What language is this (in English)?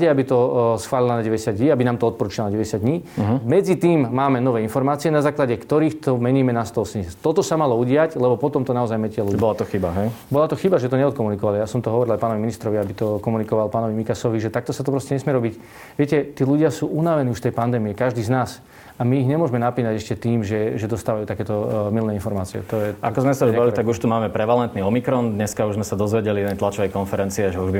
Slovak